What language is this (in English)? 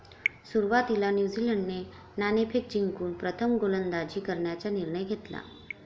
Marathi